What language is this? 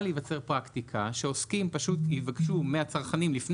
Hebrew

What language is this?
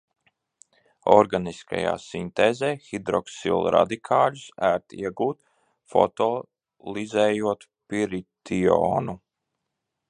Latvian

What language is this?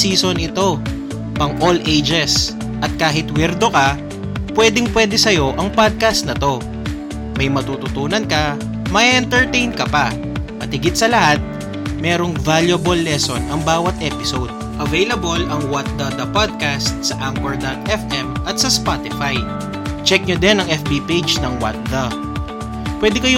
Filipino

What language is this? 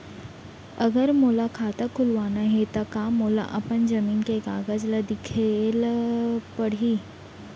Chhattisgarhi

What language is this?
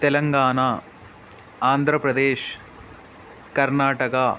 Urdu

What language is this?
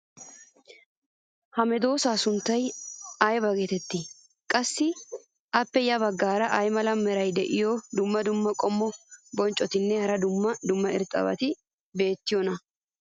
Wolaytta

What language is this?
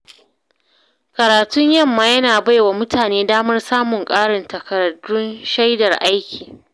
Hausa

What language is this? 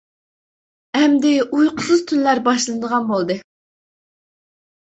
Uyghur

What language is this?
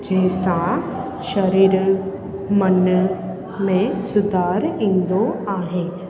Sindhi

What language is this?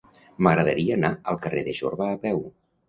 Catalan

